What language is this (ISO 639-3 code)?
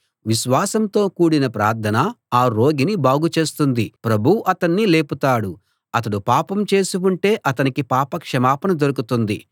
tel